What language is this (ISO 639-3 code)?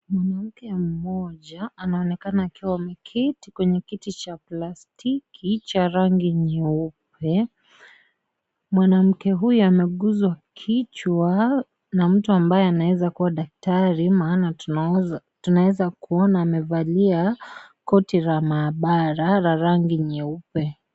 swa